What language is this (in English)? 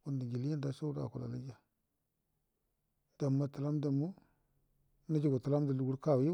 Buduma